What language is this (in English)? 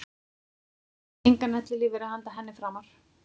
Icelandic